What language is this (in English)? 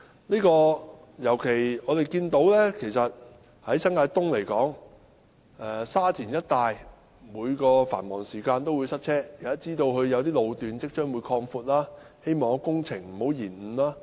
Cantonese